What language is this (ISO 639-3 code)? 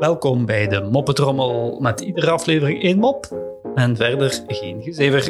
nld